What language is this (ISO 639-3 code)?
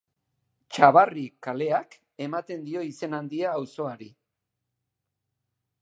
eus